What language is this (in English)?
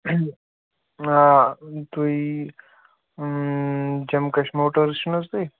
Kashmiri